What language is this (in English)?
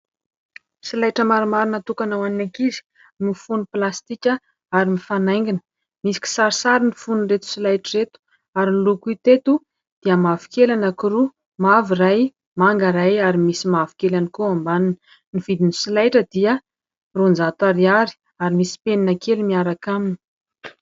Malagasy